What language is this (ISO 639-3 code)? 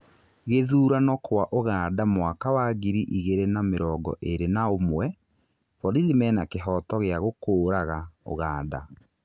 kik